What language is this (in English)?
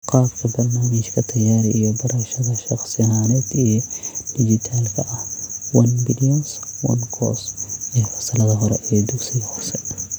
Somali